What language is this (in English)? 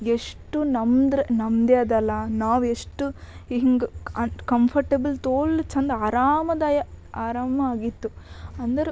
Kannada